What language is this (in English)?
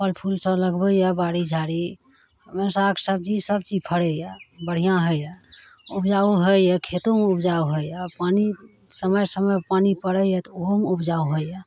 Maithili